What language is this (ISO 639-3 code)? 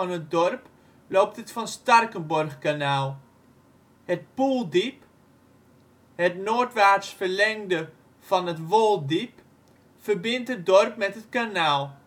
nld